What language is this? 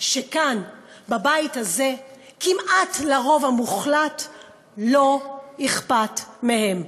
Hebrew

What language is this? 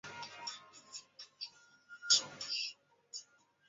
Chinese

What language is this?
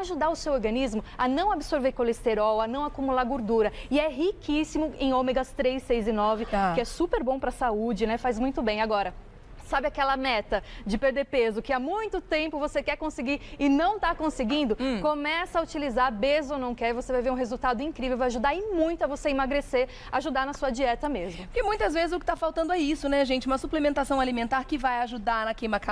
Portuguese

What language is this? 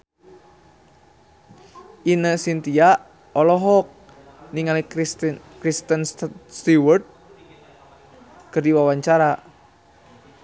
Sundanese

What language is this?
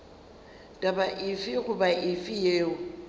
Northern Sotho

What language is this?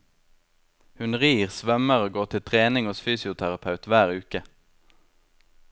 Norwegian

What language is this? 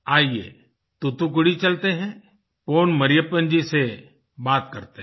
Hindi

